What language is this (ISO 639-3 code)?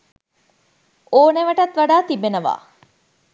sin